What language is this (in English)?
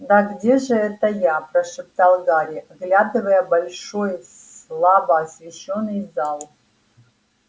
Russian